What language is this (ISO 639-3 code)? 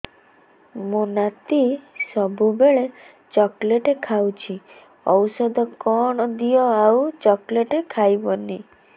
ori